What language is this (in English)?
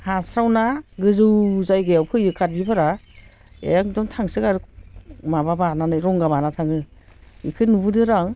Bodo